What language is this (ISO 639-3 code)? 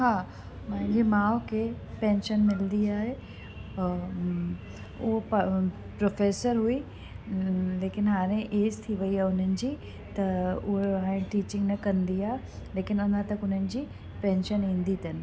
snd